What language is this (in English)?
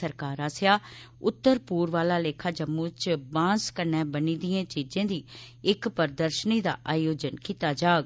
Dogri